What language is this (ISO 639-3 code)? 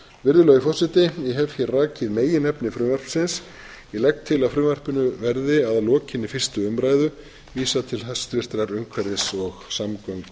isl